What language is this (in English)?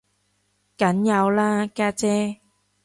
Cantonese